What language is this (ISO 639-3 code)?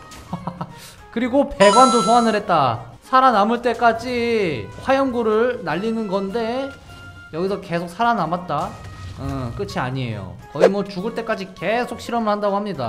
kor